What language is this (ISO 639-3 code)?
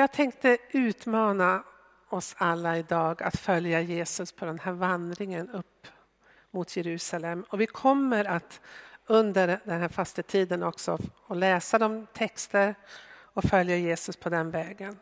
swe